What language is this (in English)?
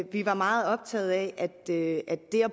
Danish